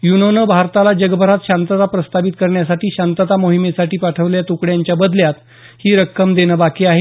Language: Marathi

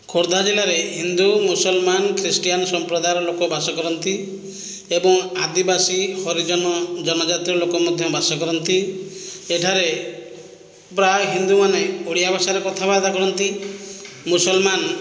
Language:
Odia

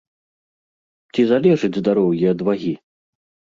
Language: Belarusian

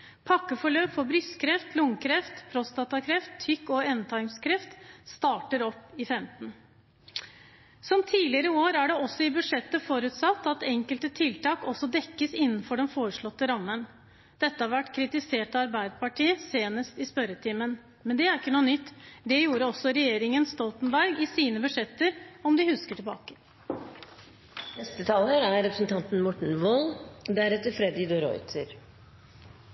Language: Norwegian Bokmål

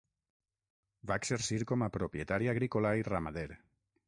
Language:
Catalan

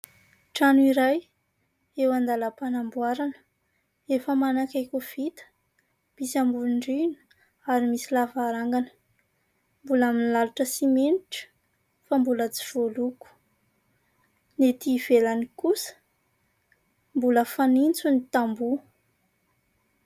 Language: Malagasy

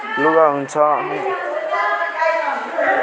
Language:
Nepali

